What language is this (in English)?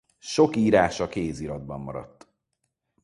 Hungarian